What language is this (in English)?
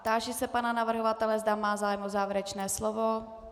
Czech